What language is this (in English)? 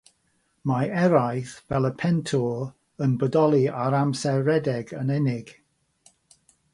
Welsh